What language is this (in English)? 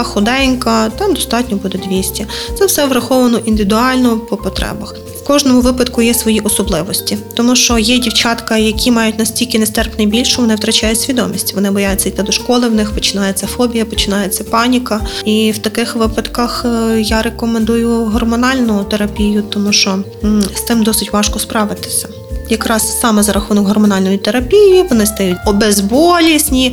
Ukrainian